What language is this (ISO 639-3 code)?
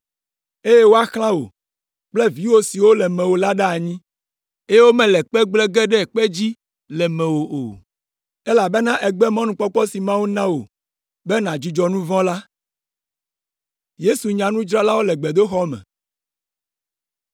ewe